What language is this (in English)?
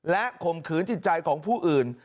Thai